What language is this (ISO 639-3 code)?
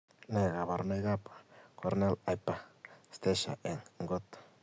kln